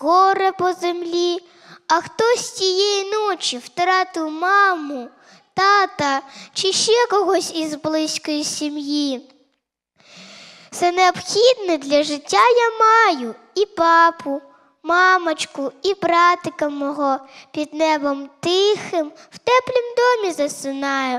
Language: Ukrainian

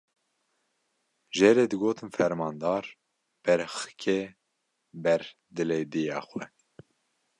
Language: Kurdish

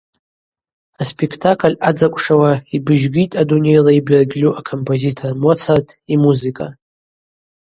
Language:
Abaza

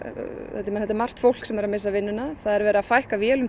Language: Icelandic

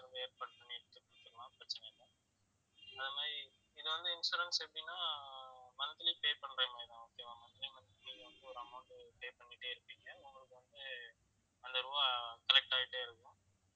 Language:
Tamil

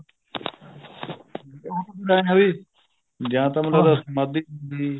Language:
Punjabi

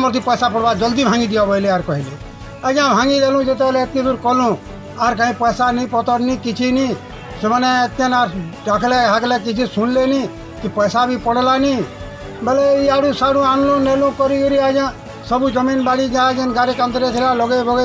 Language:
Hindi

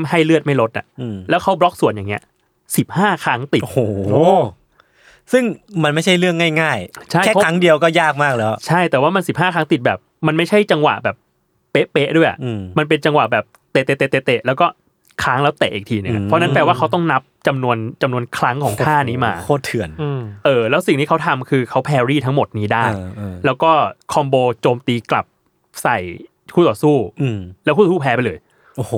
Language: Thai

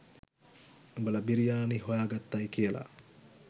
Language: Sinhala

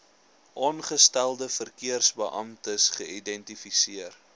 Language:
Afrikaans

